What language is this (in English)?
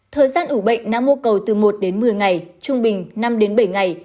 Vietnamese